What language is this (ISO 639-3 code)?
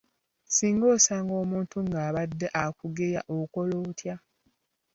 lug